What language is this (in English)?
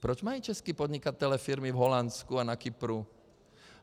Czech